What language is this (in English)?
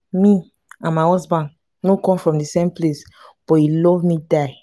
Nigerian Pidgin